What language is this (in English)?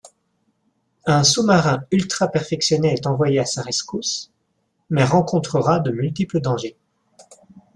French